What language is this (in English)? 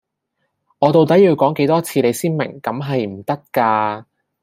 Cantonese